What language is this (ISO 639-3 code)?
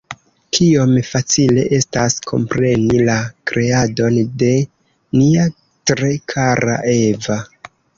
epo